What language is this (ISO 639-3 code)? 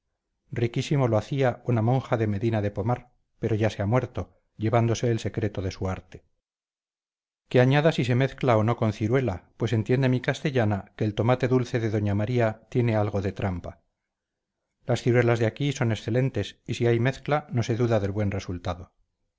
spa